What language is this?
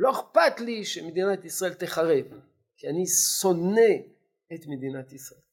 Hebrew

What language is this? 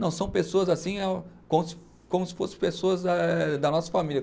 Portuguese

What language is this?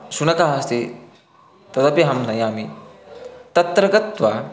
Sanskrit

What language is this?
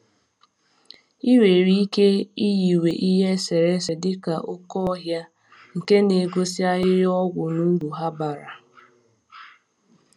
Igbo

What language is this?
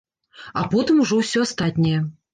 Belarusian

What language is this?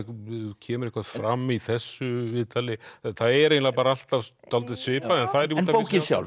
Icelandic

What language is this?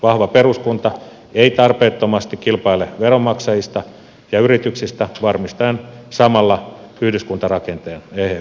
Finnish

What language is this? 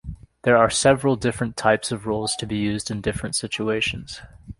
English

